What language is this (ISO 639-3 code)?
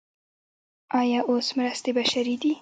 pus